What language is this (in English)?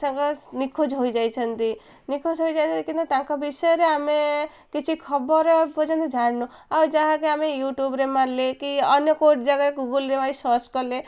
Odia